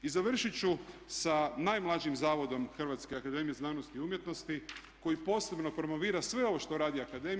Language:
Croatian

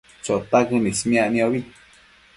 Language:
Matsés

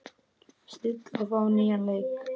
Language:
Icelandic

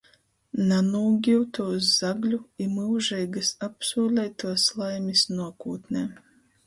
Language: Latgalian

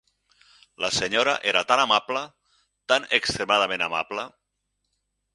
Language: Catalan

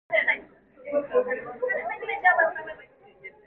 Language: Cantonese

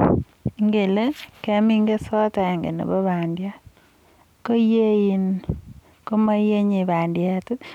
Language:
Kalenjin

